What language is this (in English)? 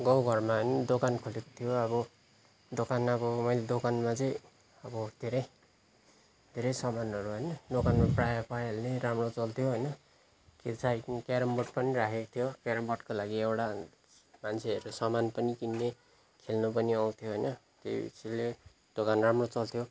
Nepali